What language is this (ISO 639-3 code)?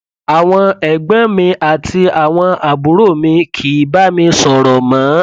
yor